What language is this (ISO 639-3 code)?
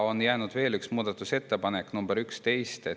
est